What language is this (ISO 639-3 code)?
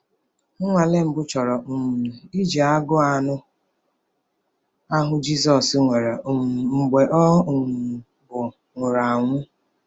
ibo